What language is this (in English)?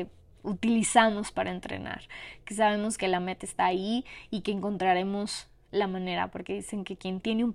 Spanish